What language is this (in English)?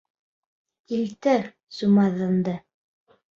Bashkir